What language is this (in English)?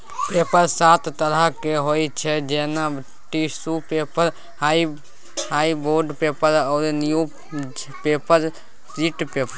Maithili